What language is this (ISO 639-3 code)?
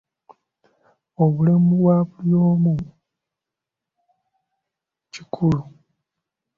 lug